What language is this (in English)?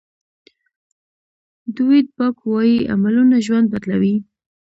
Pashto